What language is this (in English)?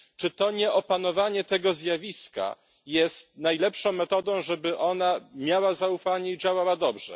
Polish